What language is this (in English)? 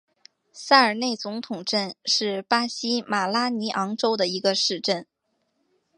Chinese